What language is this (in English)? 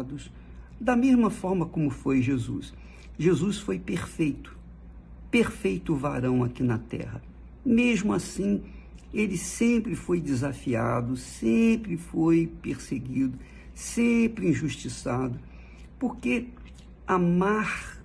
Portuguese